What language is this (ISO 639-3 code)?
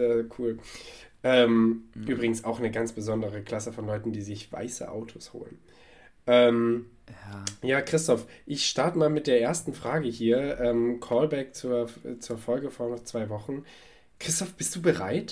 deu